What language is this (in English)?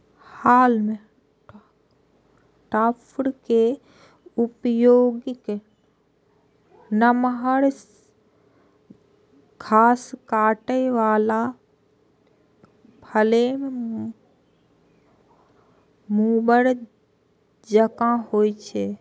Maithili